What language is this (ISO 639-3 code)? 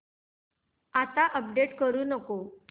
mar